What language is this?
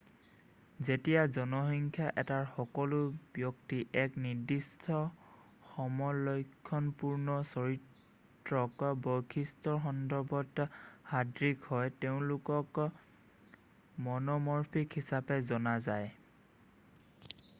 Assamese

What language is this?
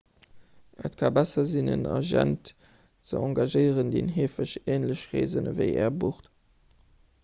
Luxembourgish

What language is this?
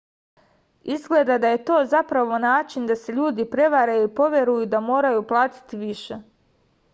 Serbian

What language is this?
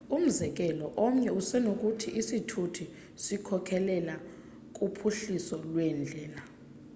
Xhosa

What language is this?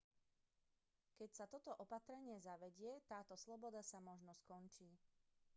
Slovak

